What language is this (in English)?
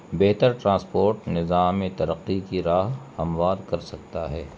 Urdu